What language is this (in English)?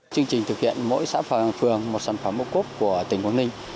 Vietnamese